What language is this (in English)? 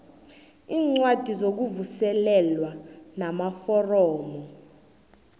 South Ndebele